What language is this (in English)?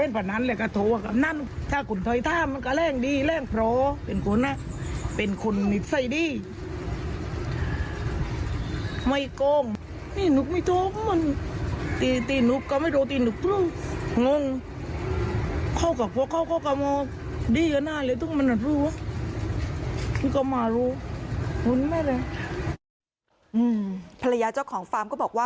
Thai